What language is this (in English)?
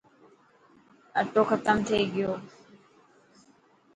Dhatki